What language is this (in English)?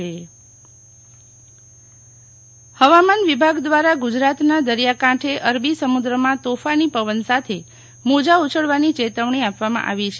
Gujarati